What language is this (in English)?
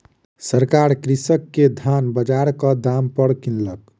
Maithili